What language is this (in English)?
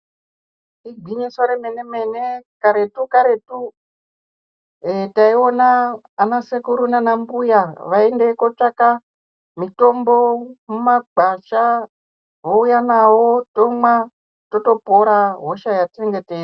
Ndau